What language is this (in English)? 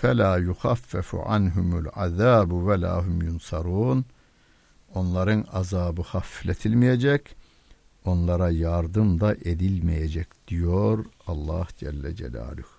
Turkish